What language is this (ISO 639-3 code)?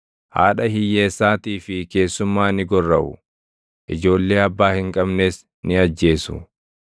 orm